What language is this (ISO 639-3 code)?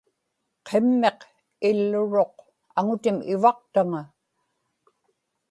ipk